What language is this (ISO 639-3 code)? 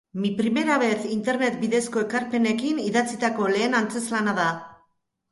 eus